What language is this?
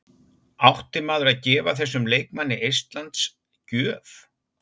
Icelandic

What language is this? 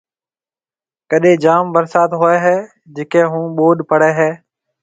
Marwari (Pakistan)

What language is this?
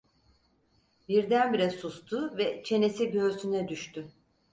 Turkish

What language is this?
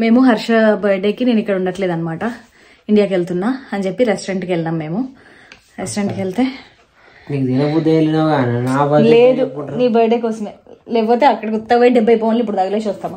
Telugu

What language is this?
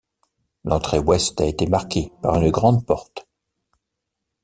French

